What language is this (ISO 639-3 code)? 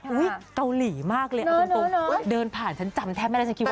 tha